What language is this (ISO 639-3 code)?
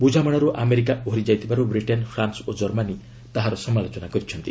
ori